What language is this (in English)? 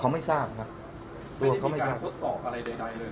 Thai